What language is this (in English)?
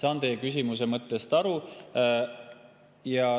Estonian